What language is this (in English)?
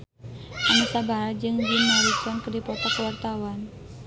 Sundanese